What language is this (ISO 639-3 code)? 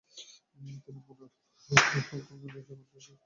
ben